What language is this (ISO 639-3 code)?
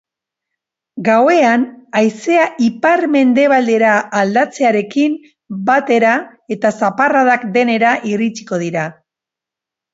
eus